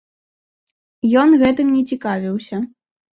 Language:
Belarusian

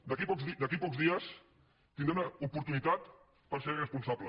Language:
Catalan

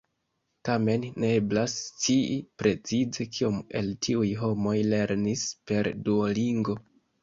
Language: Esperanto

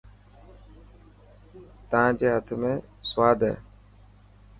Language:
Dhatki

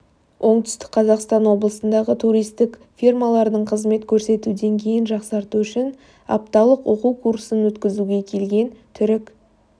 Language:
Kazakh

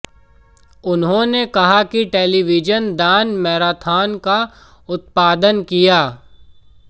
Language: Hindi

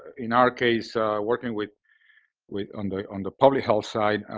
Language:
English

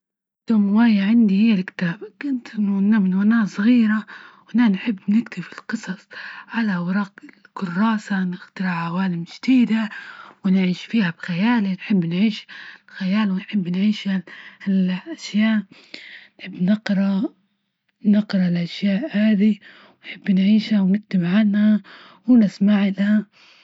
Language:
Libyan Arabic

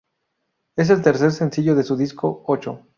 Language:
Spanish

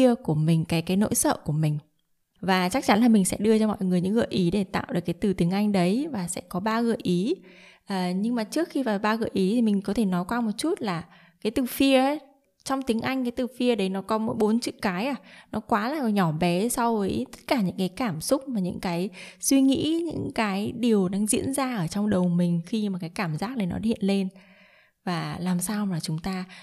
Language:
Vietnamese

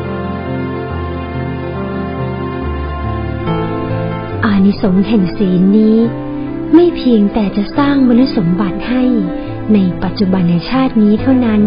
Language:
Thai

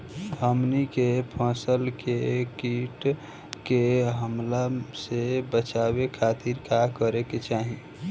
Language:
Bhojpuri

